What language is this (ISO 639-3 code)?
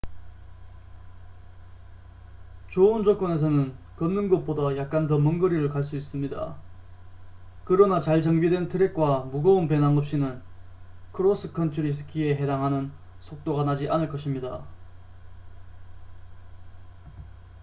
kor